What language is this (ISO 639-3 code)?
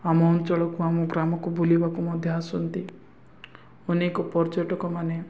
ori